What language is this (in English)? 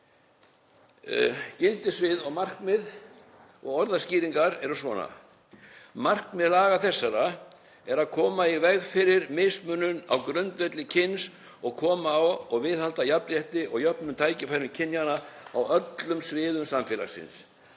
Icelandic